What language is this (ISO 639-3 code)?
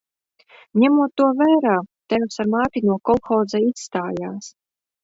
lav